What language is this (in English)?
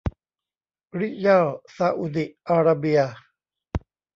Thai